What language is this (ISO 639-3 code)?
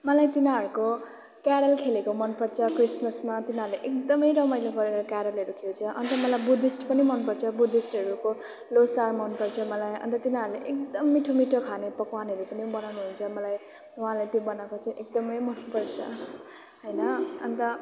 nep